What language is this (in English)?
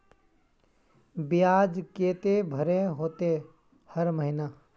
Magahi